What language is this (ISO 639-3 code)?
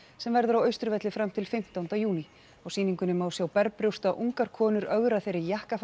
isl